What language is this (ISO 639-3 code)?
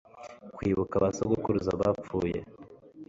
kin